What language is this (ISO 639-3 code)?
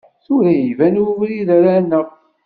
kab